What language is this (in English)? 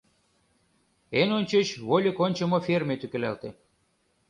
Mari